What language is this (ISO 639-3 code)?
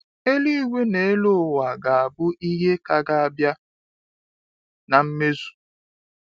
ibo